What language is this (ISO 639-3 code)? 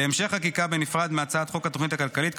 heb